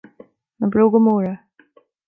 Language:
Irish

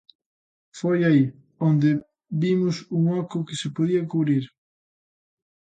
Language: Galician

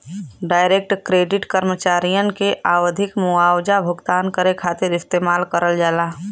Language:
Bhojpuri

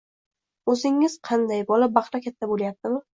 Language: Uzbek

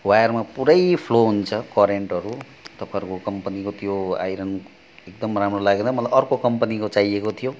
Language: Nepali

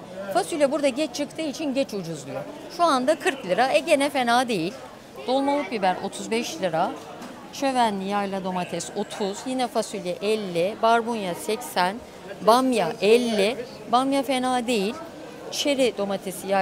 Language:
Turkish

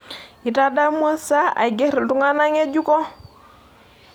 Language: Masai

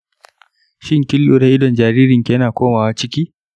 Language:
Hausa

